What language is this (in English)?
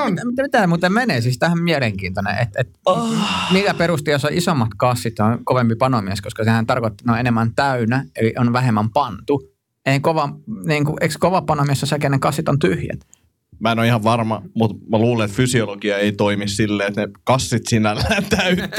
Finnish